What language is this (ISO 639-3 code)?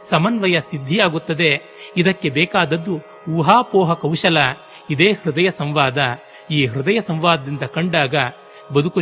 kan